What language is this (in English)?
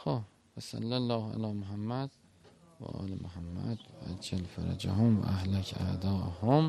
Persian